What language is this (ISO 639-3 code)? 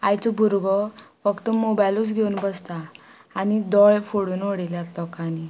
kok